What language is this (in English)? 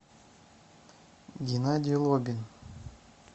Russian